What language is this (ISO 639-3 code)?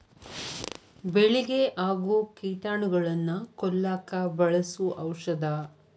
kan